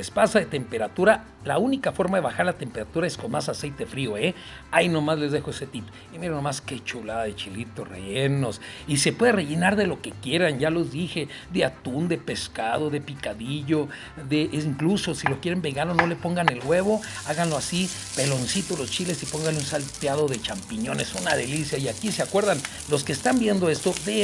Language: Spanish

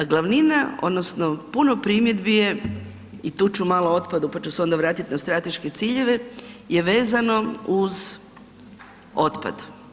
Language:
Croatian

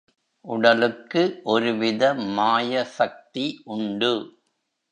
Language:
Tamil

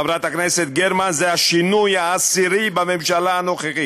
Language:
Hebrew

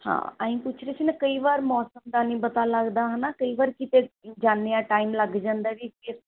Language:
Punjabi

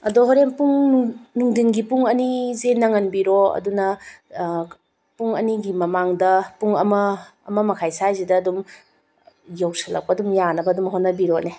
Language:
Manipuri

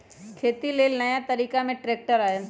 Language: Magahi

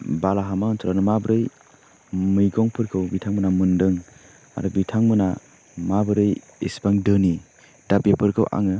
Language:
Bodo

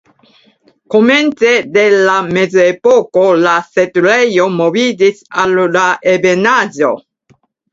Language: Esperanto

